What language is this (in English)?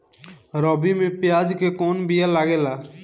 Bhojpuri